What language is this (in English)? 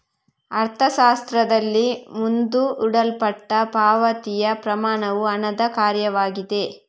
Kannada